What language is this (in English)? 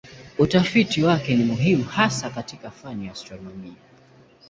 Swahili